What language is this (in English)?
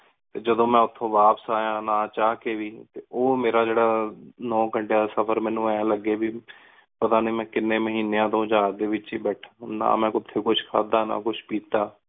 Punjabi